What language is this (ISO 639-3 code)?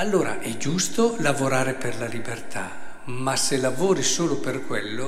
ita